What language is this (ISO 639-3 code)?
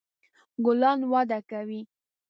pus